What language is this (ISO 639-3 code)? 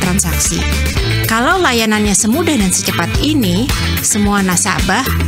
ind